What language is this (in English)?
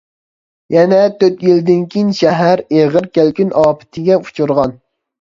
Uyghur